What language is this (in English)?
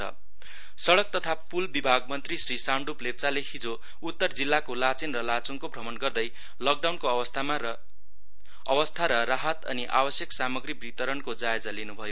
Nepali